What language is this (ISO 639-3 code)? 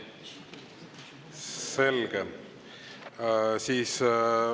est